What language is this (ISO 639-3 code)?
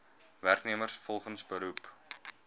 afr